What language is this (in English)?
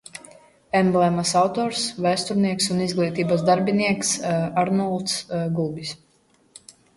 Latvian